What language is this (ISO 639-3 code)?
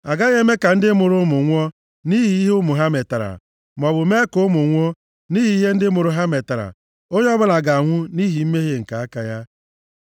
ibo